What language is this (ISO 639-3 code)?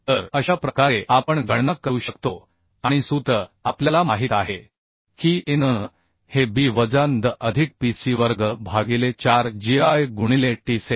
mar